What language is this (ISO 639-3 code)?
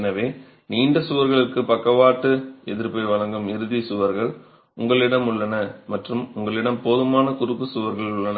tam